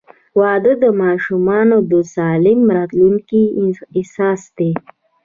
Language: Pashto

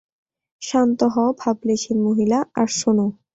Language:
Bangla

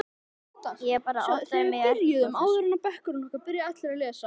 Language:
Icelandic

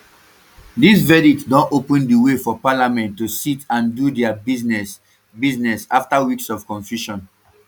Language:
Nigerian Pidgin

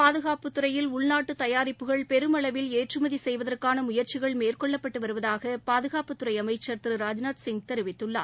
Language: Tamil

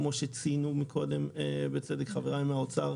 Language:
Hebrew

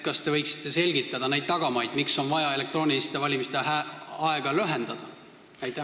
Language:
Estonian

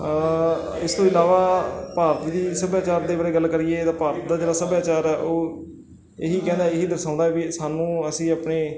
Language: Punjabi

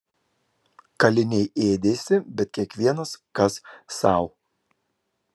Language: Lithuanian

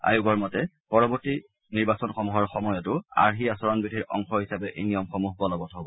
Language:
Assamese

